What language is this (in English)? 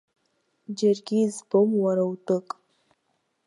Abkhazian